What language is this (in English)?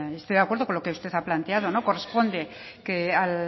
Spanish